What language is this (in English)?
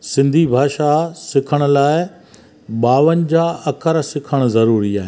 Sindhi